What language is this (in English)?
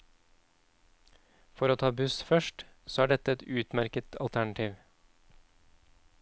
Norwegian